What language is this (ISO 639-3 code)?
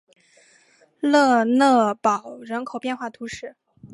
zho